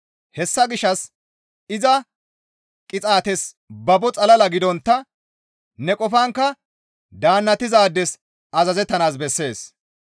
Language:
Gamo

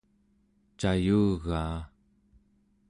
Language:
Central Yupik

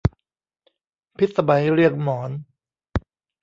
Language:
Thai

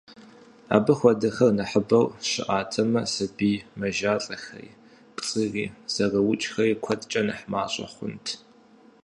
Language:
Kabardian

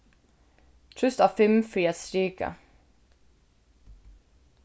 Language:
Faroese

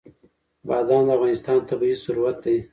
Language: Pashto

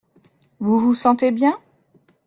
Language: French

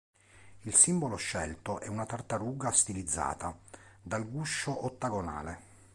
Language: Italian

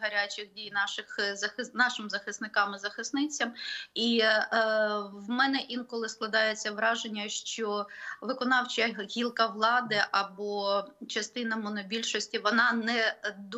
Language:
Ukrainian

